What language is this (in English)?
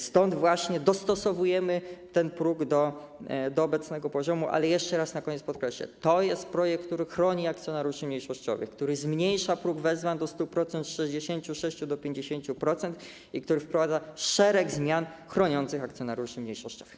Polish